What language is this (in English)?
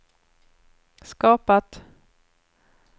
Swedish